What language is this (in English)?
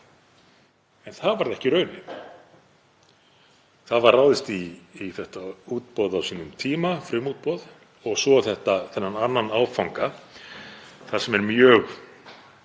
Icelandic